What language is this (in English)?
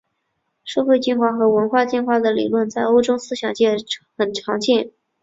Chinese